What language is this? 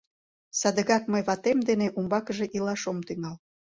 Mari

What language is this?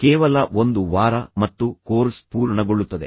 Kannada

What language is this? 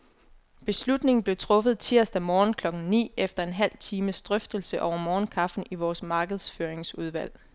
Danish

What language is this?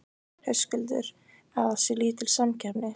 Icelandic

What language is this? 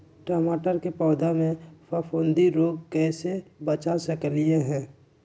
Magahi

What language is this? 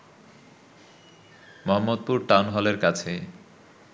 Bangla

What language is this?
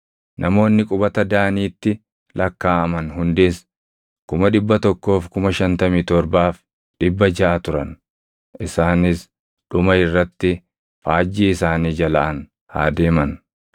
Oromo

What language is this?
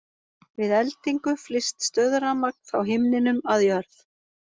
Icelandic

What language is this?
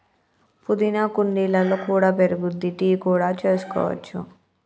Telugu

